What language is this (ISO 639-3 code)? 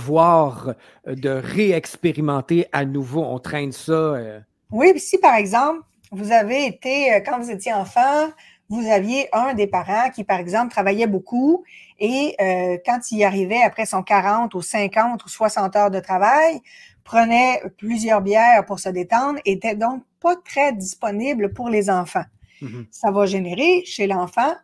fra